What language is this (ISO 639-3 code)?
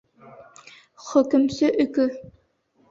bak